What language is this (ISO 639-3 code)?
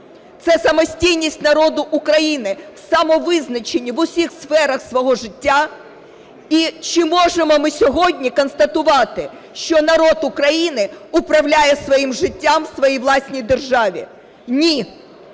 ukr